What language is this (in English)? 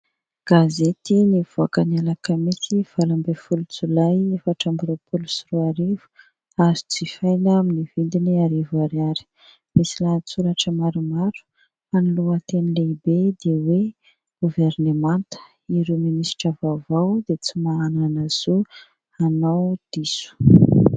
Malagasy